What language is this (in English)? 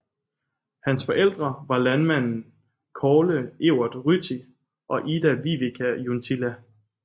Danish